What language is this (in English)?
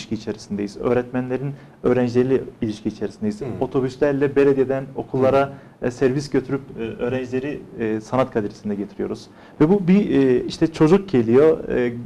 Turkish